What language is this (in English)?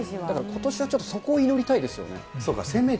Japanese